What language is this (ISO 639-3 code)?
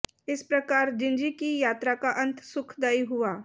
hin